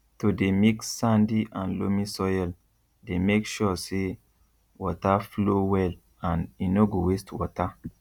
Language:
Nigerian Pidgin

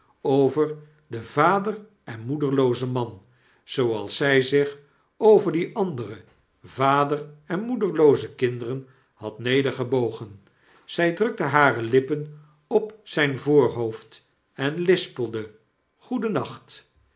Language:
Dutch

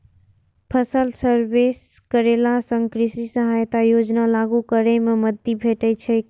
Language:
Maithili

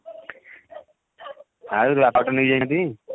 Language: Odia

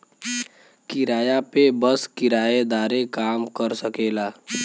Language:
Bhojpuri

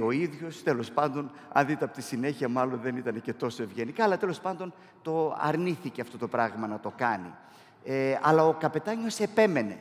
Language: Greek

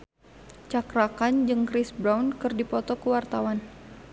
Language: Sundanese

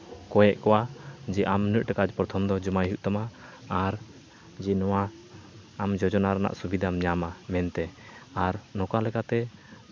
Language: Santali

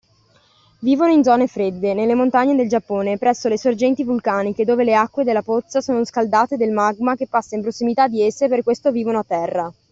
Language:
Italian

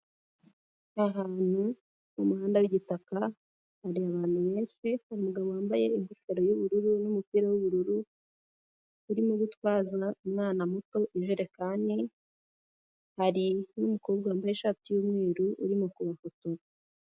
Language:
Kinyarwanda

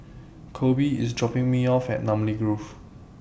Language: English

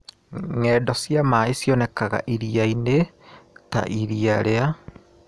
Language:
Kikuyu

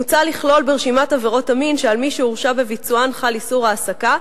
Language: Hebrew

